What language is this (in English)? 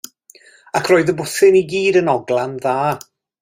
Welsh